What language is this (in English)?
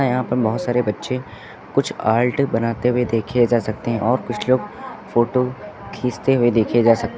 Hindi